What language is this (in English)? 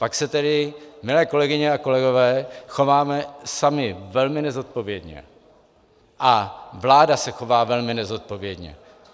Czech